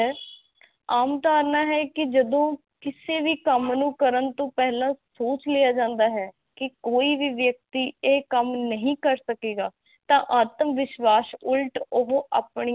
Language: Punjabi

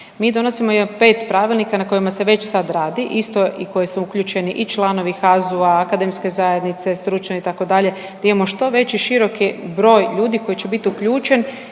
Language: Croatian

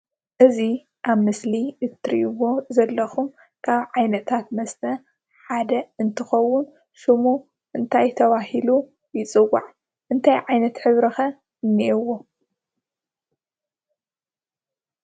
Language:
Tigrinya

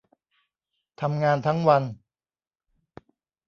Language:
Thai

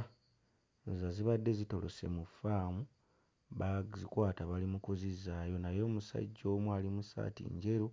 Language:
Ganda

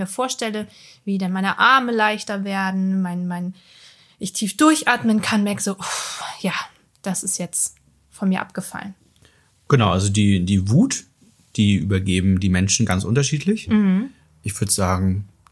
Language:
German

